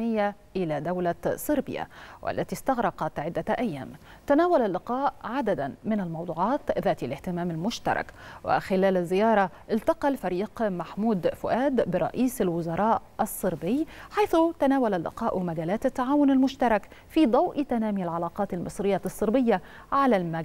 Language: Arabic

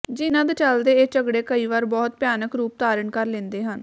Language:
Punjabi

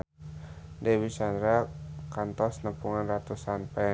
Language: Sundanese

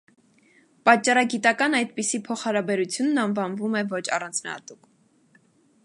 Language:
Armenian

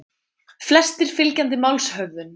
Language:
Icelandic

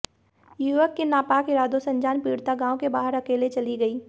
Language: Hindi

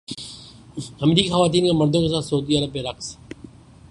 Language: Urdu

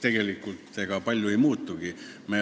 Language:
Estonian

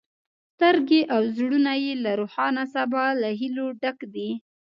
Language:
Pashto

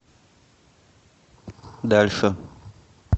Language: Russian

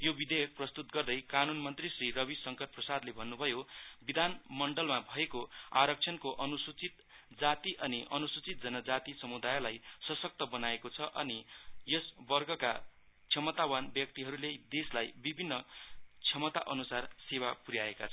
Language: Nepali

